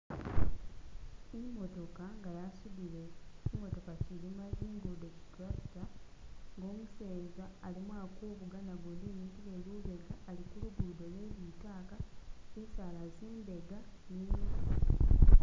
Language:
Masaaba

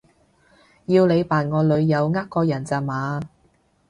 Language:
Cantonese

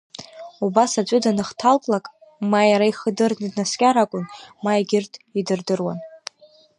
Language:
Abkhazian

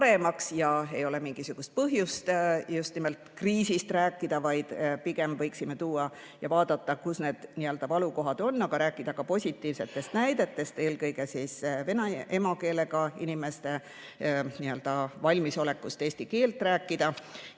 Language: Estonian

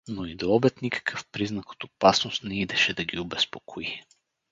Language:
Bulgarian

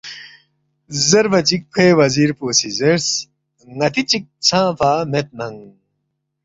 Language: Balti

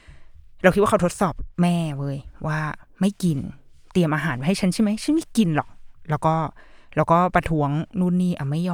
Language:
Thai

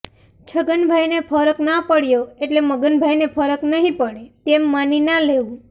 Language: Gujarati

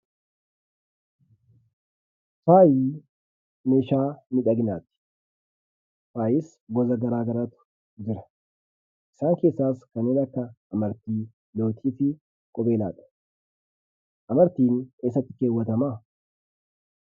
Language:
Oromo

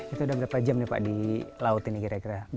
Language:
Indonesian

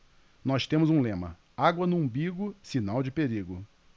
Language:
Portuguese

